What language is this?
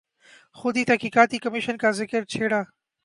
Urdu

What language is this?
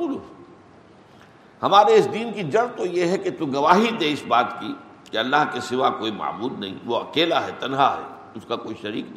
Urdu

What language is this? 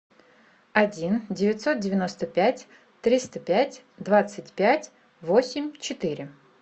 Russian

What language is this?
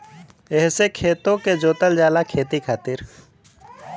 Bhojpuri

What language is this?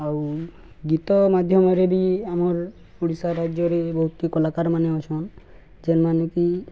Odia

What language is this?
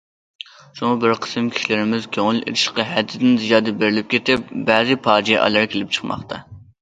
Uyghur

